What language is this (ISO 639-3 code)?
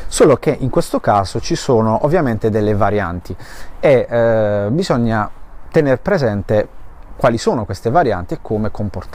ita